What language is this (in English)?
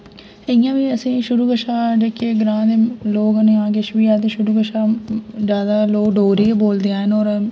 Dogri